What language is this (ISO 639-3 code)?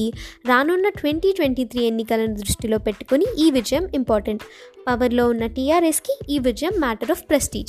tel